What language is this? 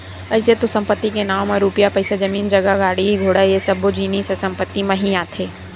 Chhattisgarhi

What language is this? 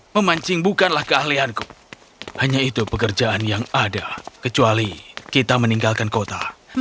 Indonesian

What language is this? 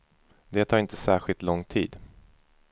Swedish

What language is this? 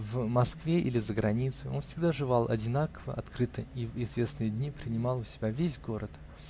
Russian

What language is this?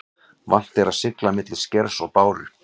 Icelandic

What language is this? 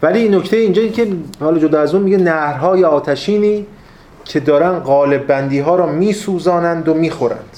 Persian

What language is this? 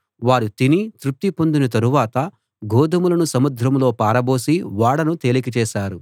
Telugu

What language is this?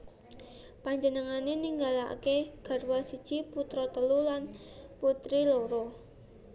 Javanese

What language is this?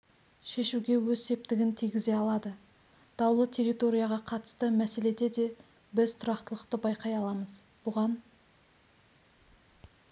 Kazakh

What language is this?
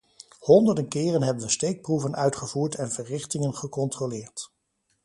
Dutch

